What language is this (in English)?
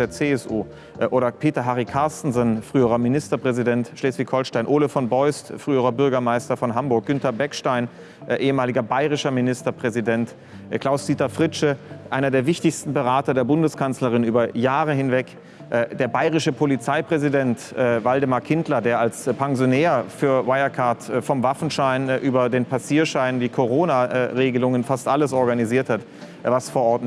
German